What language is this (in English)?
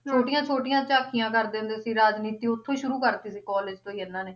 Punjabi